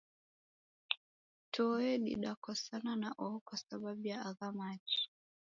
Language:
Taita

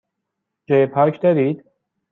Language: Persian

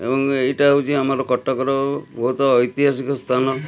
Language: Odia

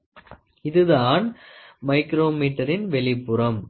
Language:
Tamil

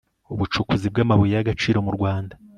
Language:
Kinyarwanda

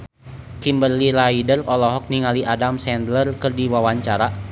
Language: Sundanese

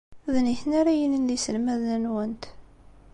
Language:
Kabyle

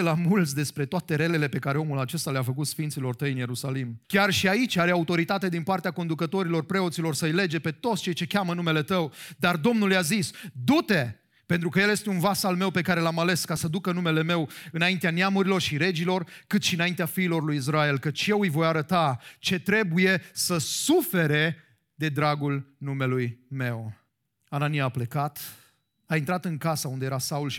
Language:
Romanian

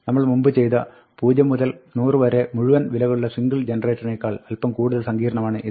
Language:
Malayalam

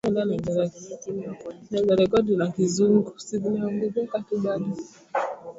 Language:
Swahili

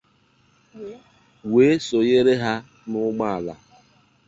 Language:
Igbo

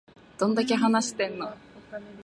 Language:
Japanese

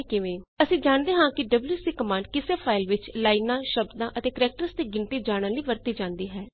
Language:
Punjabi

